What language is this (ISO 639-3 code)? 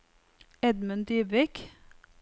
nor